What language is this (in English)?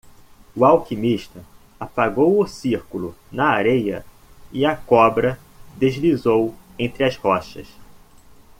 Portuguese